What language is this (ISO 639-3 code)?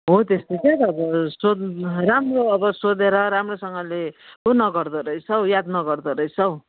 nep